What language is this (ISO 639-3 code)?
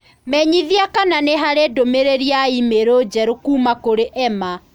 kik